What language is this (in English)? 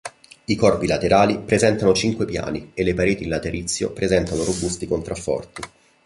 Italian